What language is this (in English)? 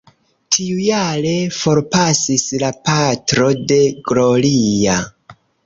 Esperanto